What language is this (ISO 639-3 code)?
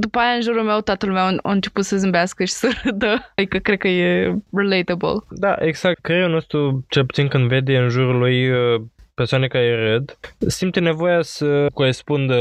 ron